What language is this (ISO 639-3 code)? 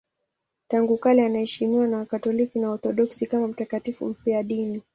swa